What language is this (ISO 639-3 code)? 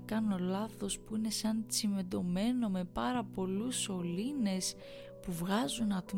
ell